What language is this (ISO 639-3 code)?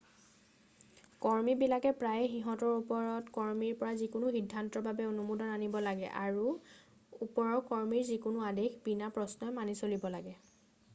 asm